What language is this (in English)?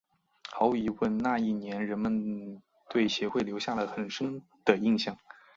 Chinese